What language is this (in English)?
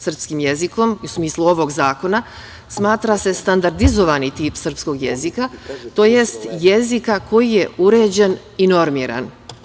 Serbian